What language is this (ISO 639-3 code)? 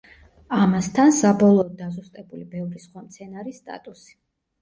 kat